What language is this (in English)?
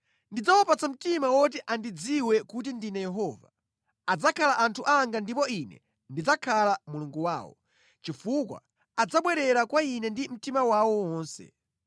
Nyanja